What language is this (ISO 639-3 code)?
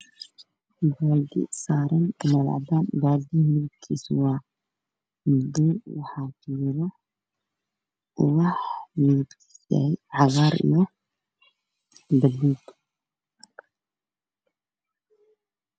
som